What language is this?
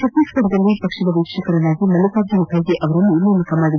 Kannada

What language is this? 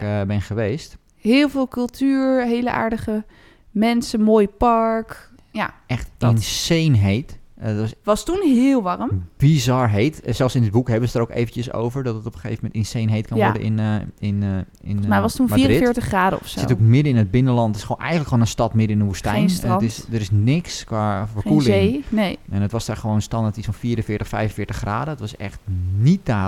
Dutch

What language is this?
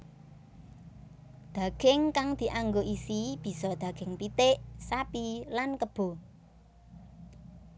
Javanese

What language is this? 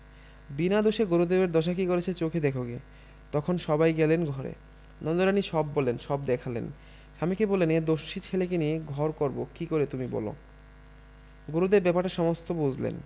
Bangla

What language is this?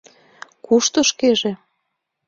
Mari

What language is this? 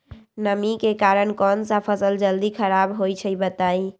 Magahi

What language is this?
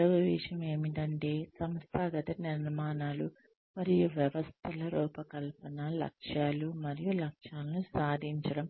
Telugu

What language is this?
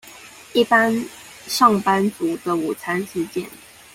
Chinese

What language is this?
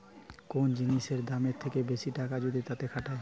Bangla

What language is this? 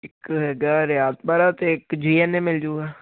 Punjabi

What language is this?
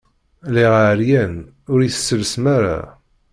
Kabyle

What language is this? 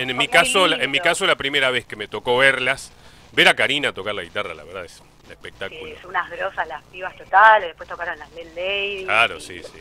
Spanish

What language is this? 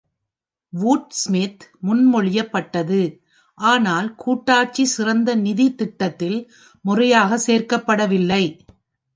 Tamil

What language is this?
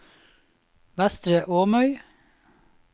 Norwegian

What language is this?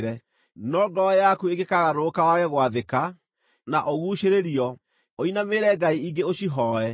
Kikuyu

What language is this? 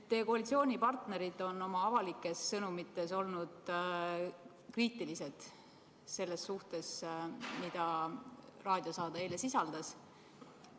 Estonian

